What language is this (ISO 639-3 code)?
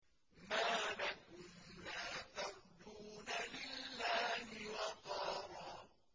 ara